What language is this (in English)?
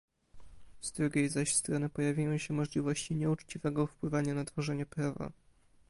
Polish